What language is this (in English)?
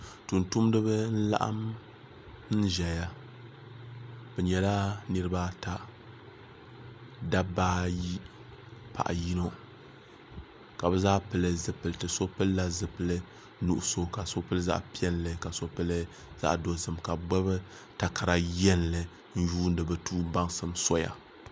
Dagbani